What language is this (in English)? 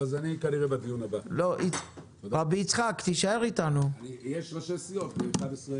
Hebrew